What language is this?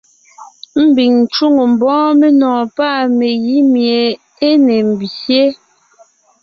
Ngiemboon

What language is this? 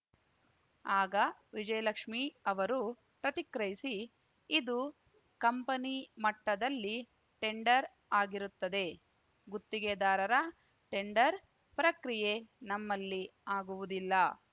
Kannada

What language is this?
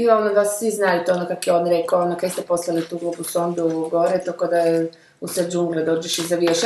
Croatian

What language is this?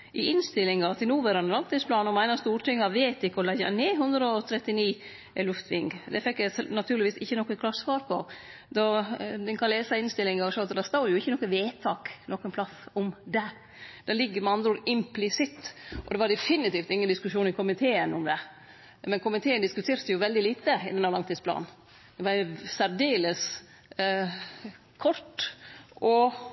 Norwegian Nynorsk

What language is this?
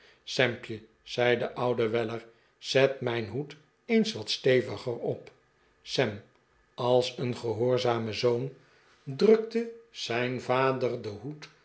Dutch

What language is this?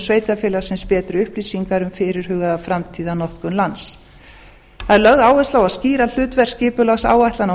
Icelandic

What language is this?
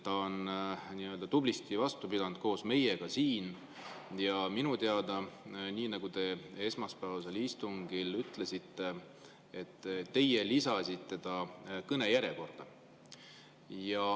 Estonian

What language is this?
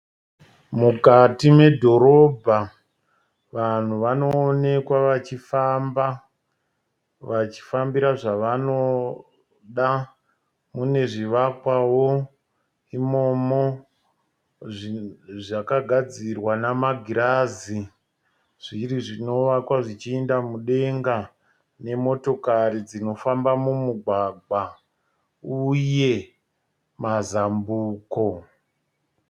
Shona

